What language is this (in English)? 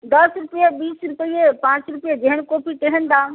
Maithili